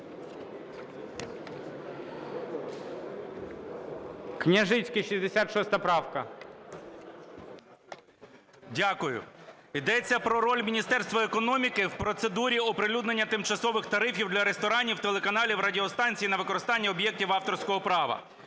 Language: Ukrainian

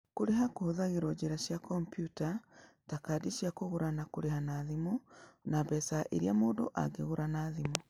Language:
Kikuyu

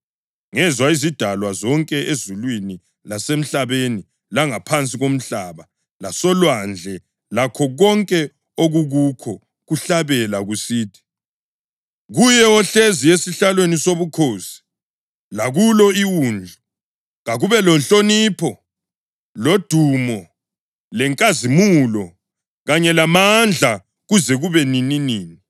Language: North Ndebele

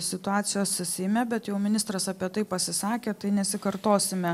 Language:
Lithuanian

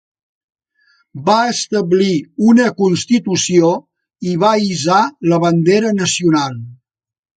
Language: Catalan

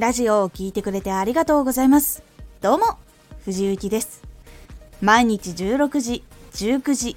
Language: Japanese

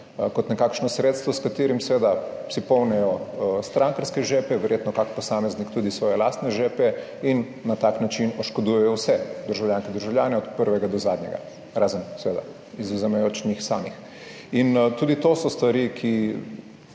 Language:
Slovenian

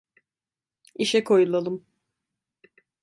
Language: Turkish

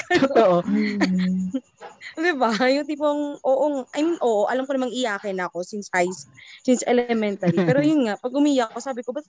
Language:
Filipino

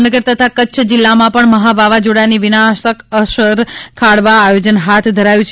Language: Gujarati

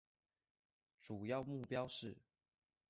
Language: Chinese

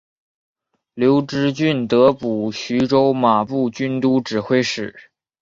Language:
Chinese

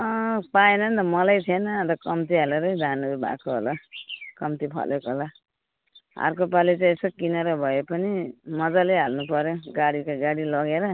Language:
Nepali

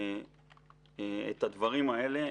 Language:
Hebrew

